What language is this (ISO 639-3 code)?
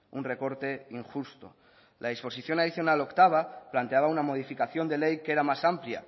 spa